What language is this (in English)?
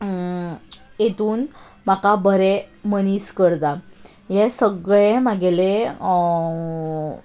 Konkani